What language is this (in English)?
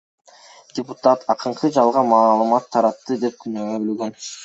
Kyrgyz